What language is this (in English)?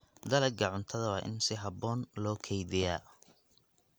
Somali